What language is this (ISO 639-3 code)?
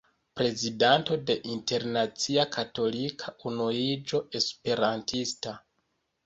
epo